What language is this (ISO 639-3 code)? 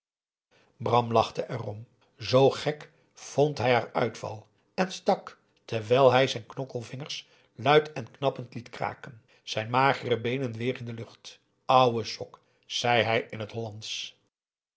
nld